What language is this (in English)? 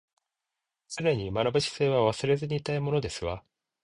Japanese